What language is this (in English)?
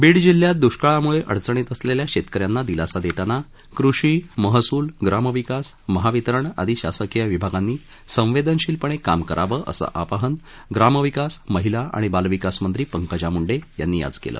Marathi